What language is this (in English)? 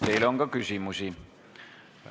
Estonian